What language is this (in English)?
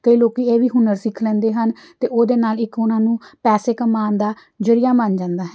Punjabi